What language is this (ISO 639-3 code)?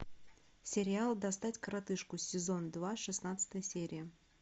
rus